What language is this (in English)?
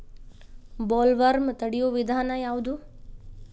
Kannada